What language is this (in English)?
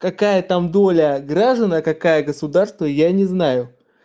Russian